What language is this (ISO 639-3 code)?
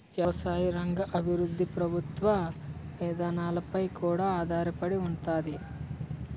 tel